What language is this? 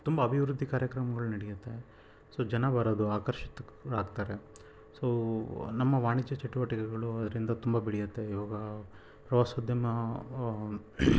Kannada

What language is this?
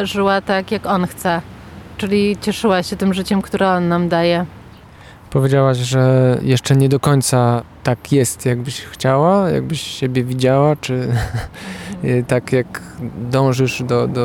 Polish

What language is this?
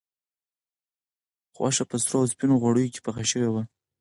Pashto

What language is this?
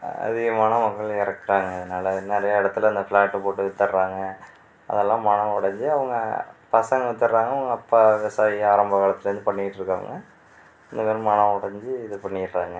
Tamil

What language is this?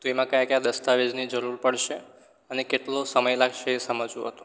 Gujarati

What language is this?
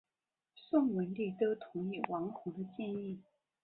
Chinese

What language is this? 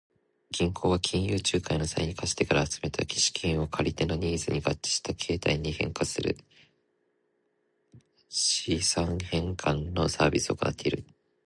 Japanese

